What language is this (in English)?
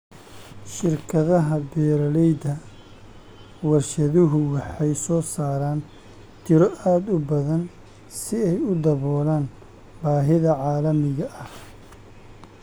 Somali